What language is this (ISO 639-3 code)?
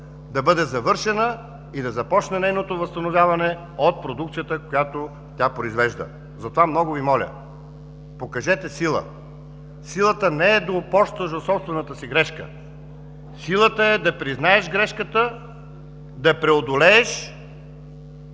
bul